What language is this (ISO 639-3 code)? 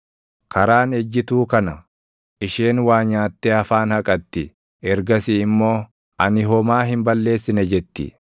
orm